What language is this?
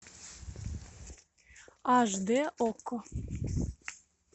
Russian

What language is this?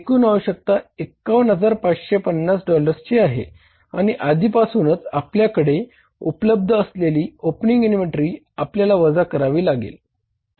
Marathi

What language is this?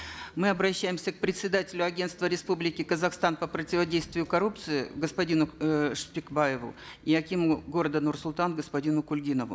Kazakh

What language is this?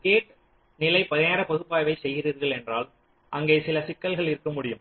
Tamil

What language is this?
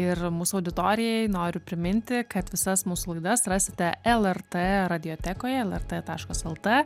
Lithuanian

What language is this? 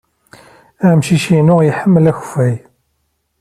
Kabyle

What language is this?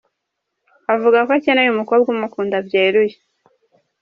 Kinyarwanda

